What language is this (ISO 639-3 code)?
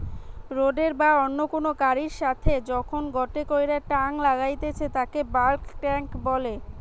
ben